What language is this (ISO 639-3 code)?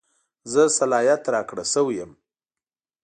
pus